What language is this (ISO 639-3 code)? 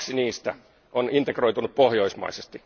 fin